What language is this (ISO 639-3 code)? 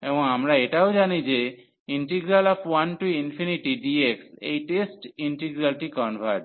ben